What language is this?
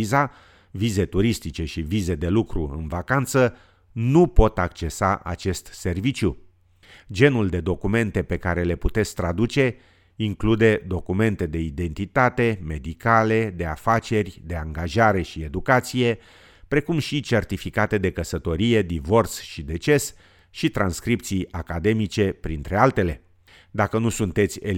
Romanian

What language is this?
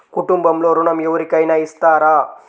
Telugu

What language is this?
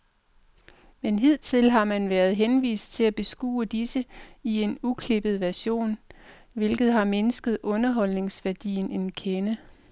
Danish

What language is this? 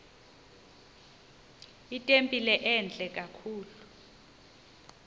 Xhosa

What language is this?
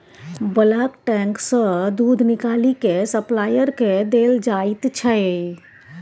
Maithili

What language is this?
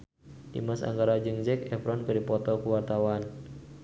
Sundanese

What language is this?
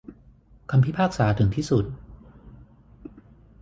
Thai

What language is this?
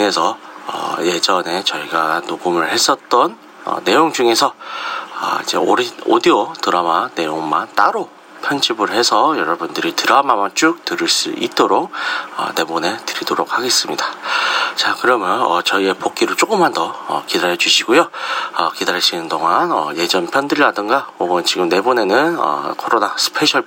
Korean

